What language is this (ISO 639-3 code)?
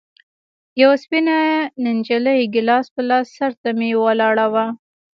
pus